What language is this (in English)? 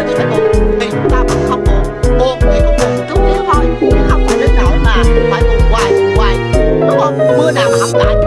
Vietnamese